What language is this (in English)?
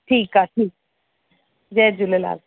Sindhi